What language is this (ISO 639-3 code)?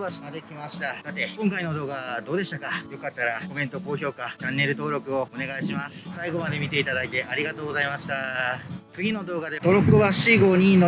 jpn